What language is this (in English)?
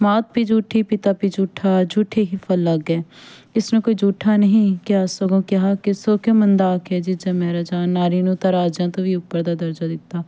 Punjabi